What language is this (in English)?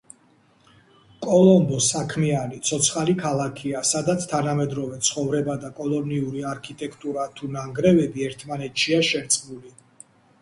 Georgian